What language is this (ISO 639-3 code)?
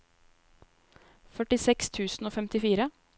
nor